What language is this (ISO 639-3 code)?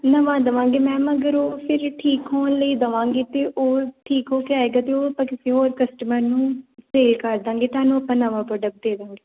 pan